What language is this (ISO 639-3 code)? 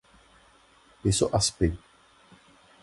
ces